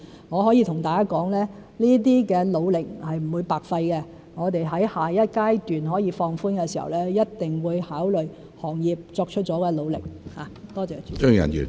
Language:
Cantonese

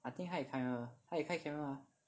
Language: English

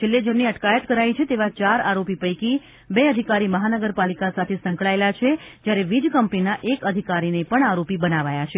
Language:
Gujarati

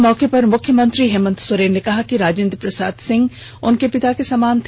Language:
Hindi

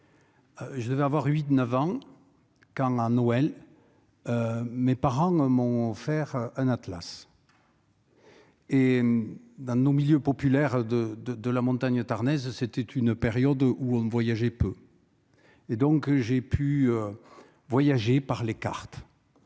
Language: French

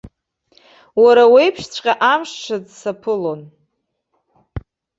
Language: Abkhazian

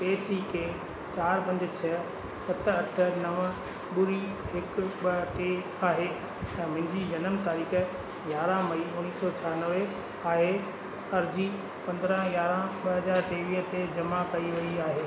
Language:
Sindhi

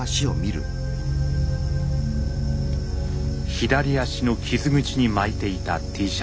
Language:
Japanese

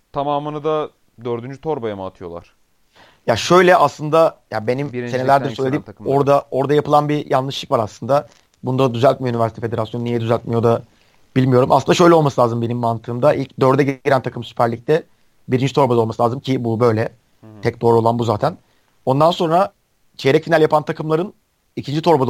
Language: Turkish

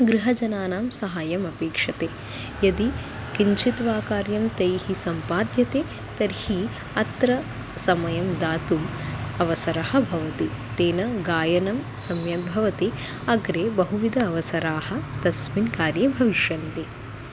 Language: Sanskrit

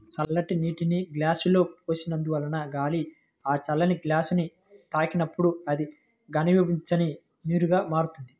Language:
Telugu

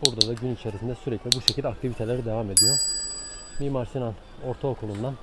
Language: Turkish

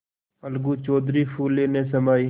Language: Hindi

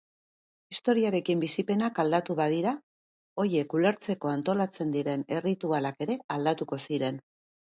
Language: Basque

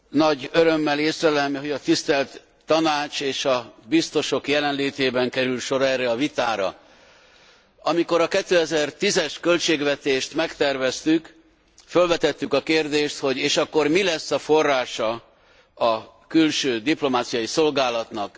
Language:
Hungarian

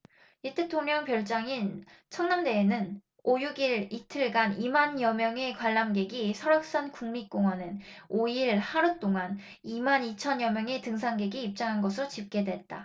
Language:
Korean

